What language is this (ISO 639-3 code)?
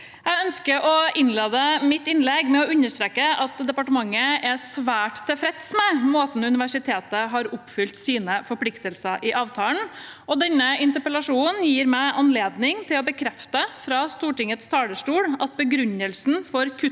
nor